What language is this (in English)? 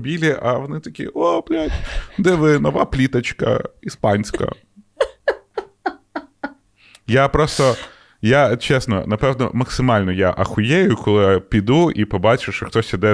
Ukrainian